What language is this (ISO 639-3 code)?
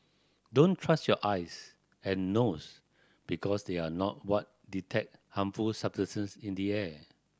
eng